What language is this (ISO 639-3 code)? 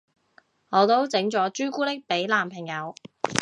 yue